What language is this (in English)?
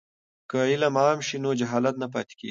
Pashto